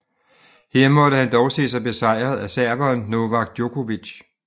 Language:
Danish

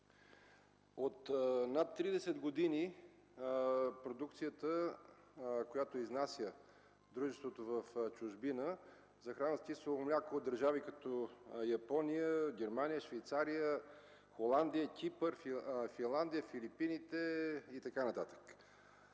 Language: Bulgarian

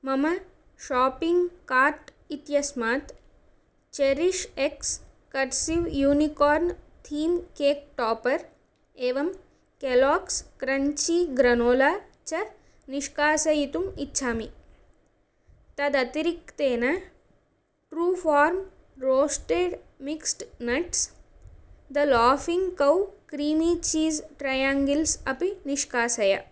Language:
Sanskrit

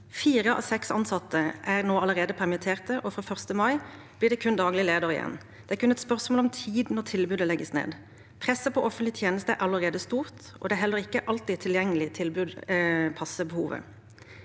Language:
Norwegian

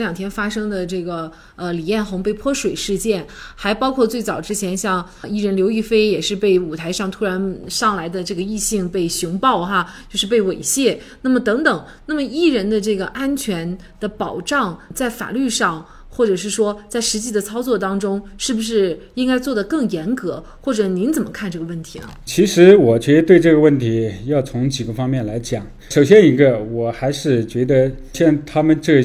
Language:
Chinese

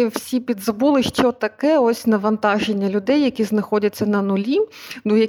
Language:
Ukrainian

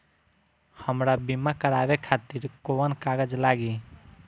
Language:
Bhojpuri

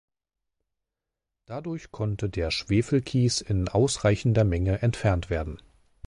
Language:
German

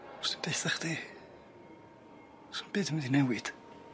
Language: Welsh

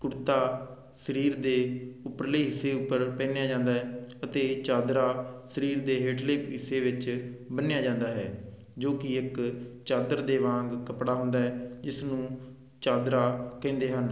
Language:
Punjabi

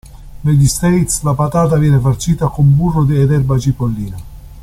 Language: Italian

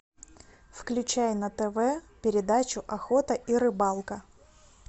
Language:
Russian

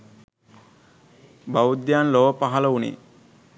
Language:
Sinhala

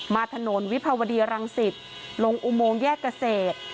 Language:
Thai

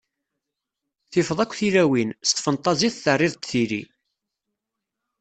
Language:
Kabyle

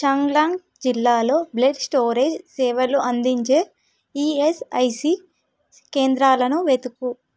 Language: Telugu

